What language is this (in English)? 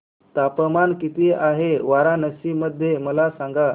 Marathi